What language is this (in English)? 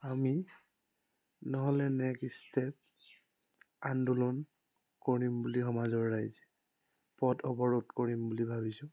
Assamese